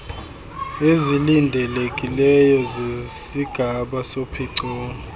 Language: Xhosa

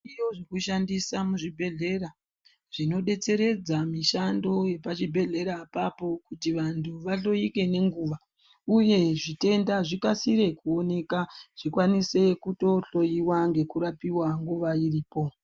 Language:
Ndau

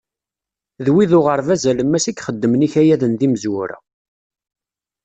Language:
Kabyle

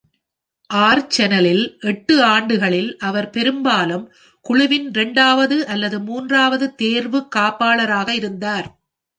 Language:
Tamil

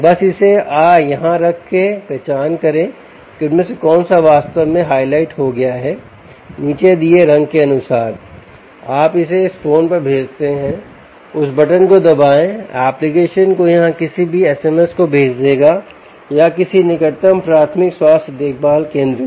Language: Hindi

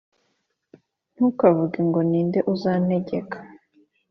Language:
Kinyarwanda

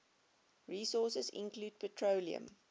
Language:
English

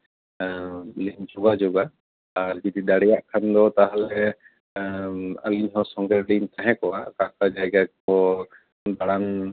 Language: Santali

